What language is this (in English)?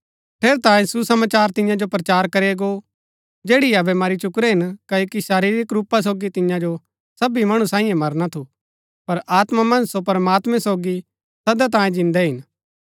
Gaddi